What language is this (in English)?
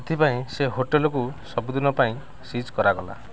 Odia